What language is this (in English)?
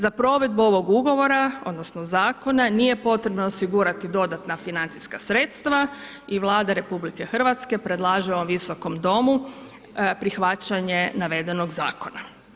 Croatian